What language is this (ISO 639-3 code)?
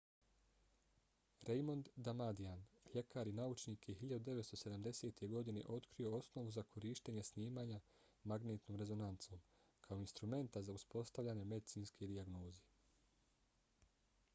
bos